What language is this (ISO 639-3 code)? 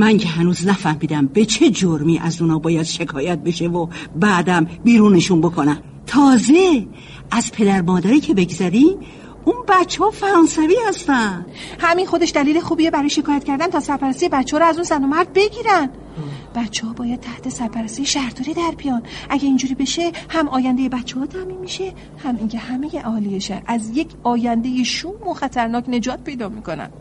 fas